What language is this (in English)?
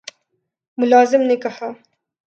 Urdu